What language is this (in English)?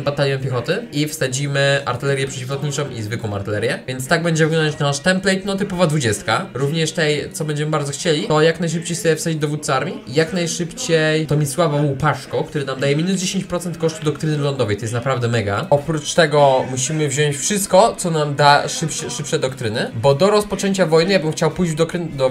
Polish